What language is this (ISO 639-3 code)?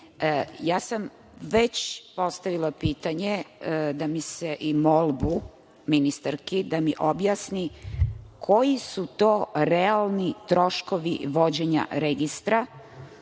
srp